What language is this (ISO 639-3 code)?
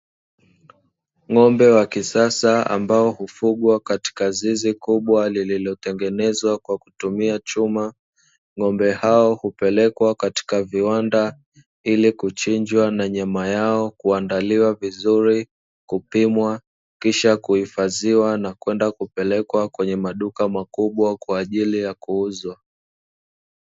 swa